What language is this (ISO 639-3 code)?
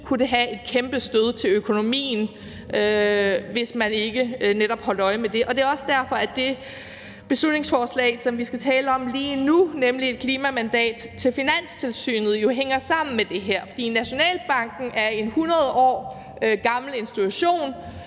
dan